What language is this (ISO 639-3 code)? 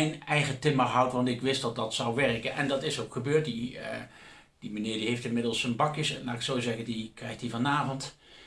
nld